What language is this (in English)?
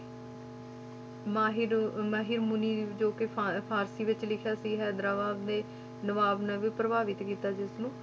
Punjabi